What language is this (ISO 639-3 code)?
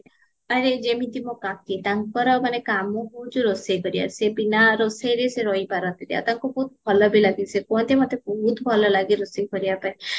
ori